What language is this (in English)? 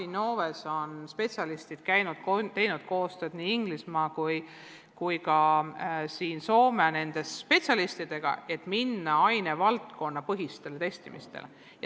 Estonian